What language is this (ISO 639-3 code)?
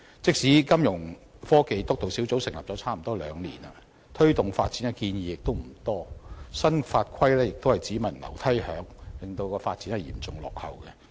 yue